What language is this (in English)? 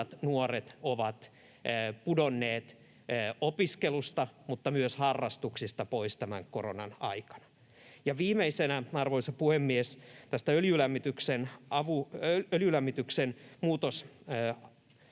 Finnish